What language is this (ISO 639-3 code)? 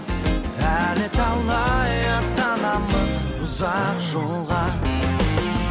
kaz